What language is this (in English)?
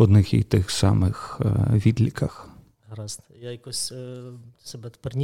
Ukrainian